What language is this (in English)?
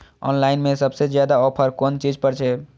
Maithili